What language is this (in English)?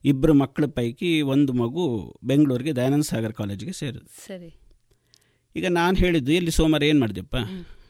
Kannada